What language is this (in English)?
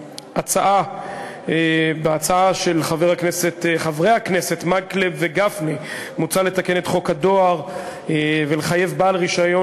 Hebrew